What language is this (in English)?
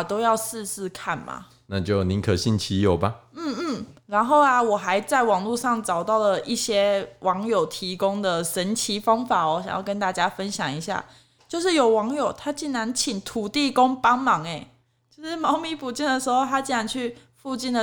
Chinese